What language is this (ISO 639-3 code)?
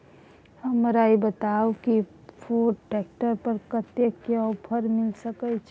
mai